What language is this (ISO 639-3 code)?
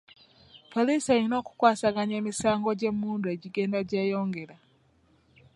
lug